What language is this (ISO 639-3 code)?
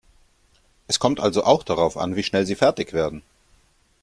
deu